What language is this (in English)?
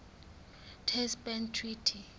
Southern Sotho